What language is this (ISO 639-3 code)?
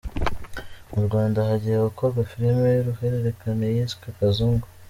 kin